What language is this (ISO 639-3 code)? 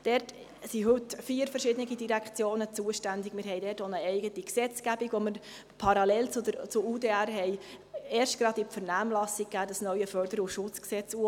gsw